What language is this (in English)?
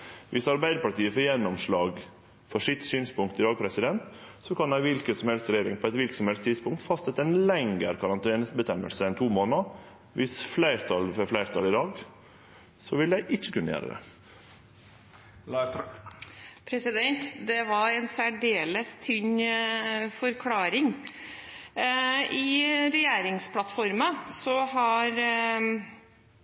Norwegian